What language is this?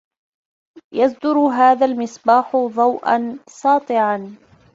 Arabic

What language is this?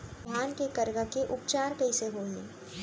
Chhattisgarhi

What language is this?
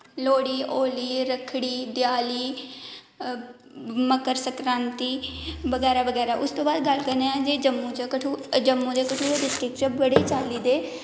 Dogri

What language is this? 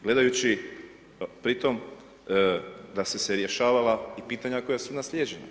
Croatian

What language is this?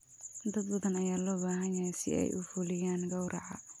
Somali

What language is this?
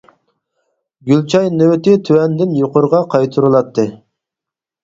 Uyghur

